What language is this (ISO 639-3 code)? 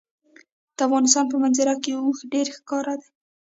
pus